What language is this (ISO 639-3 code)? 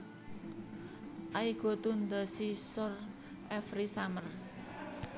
jav